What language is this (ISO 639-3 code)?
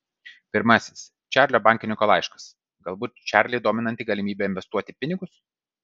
lit